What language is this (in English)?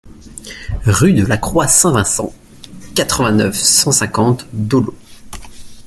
French